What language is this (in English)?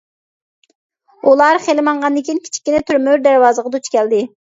Uyghur